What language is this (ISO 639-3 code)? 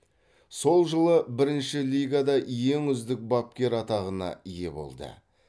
kaz